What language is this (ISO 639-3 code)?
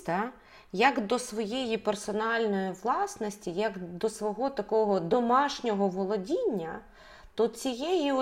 ukr